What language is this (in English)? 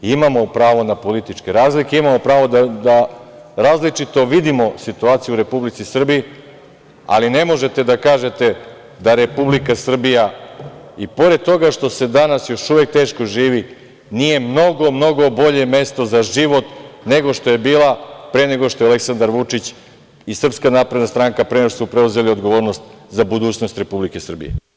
Serbian